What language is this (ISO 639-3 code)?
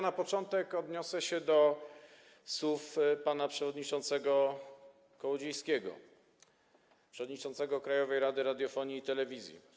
pol